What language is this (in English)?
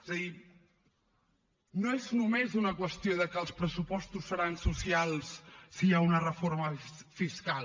Catalan